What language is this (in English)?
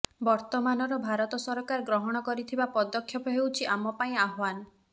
Odia